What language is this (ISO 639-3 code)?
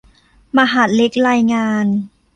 tha